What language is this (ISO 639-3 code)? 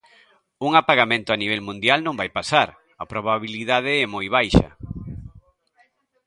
glg